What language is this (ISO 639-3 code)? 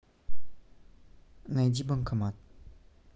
rus